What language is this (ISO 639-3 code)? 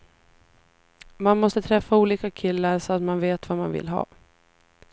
swe